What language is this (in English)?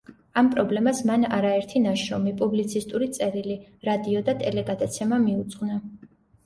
Georgian